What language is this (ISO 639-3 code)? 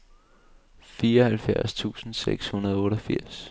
dan